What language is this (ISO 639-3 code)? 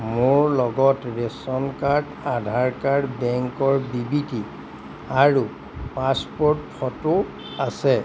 asm